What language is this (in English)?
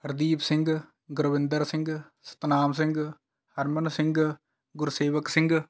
Punjabi